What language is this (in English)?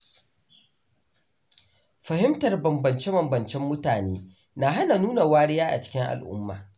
Hausa